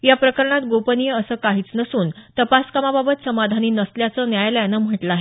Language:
Marathi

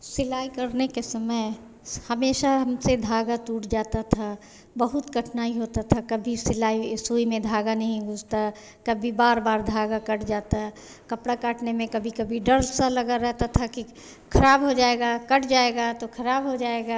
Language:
Hindi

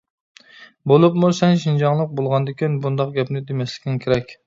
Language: Uyghur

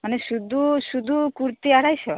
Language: Santali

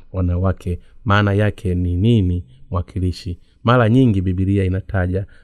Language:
Swahili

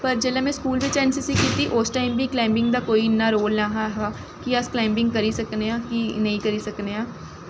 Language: Dogri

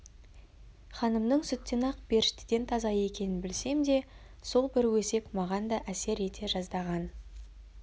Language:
Kazakh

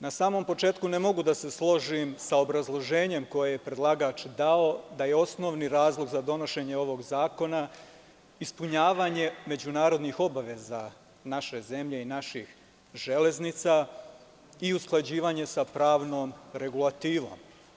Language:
Serbian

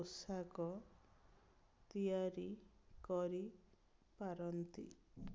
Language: Odia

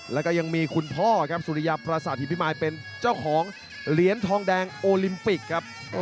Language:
Thai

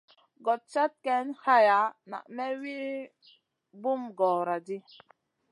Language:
Masana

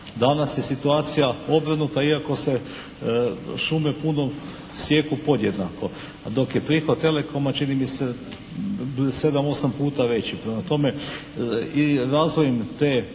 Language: Croatian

